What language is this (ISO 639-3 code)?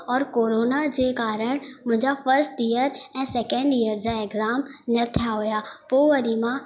snd